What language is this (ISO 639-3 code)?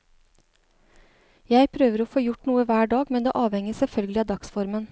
nor